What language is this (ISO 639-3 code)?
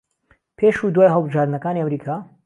ckb